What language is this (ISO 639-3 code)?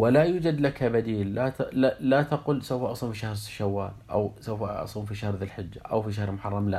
ara